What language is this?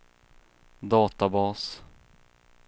Swedish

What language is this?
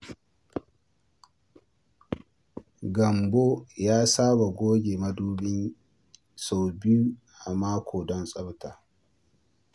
Hausa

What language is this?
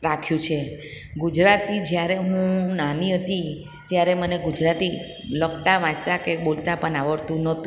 Gujarati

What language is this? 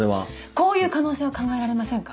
Japanese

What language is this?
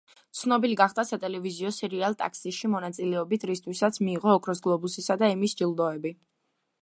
Georgian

